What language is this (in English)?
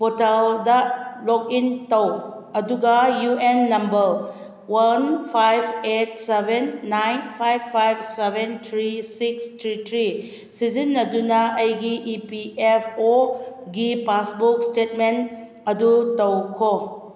Manipuri